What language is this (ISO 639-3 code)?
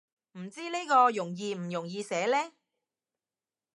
yue